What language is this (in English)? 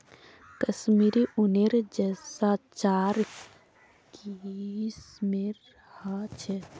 Magahi